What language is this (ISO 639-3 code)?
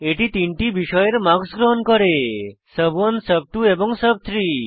ben